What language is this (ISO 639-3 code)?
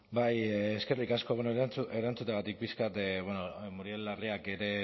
eus